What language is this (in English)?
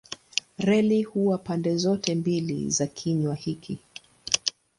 Swahili